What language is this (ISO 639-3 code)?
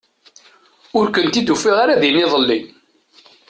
kab